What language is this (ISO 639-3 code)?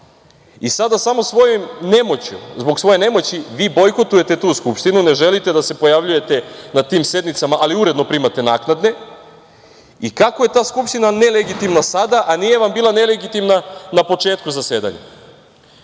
srp